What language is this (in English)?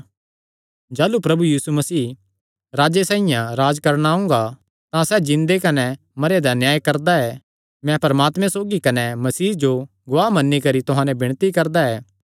Kangri